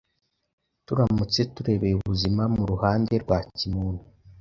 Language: Kinyarwanda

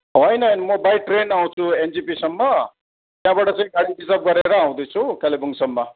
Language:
Nepali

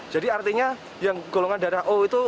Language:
Indonesian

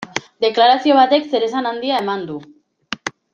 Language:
Basque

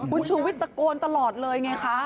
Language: Thai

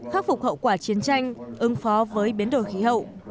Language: Vietnamese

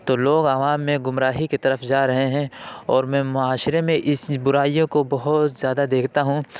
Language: Urdu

